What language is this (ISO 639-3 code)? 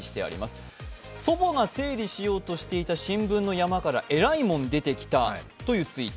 jpn